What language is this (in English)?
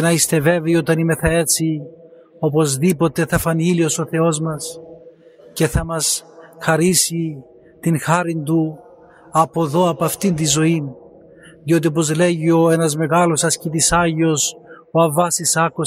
Greek